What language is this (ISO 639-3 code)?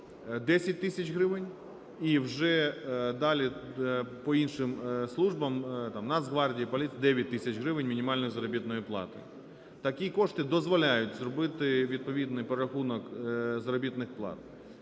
ukr